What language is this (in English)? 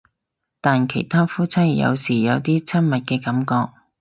Cantonese